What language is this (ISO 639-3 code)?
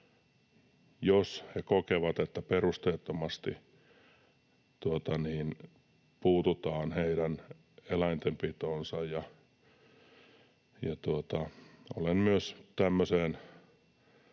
fin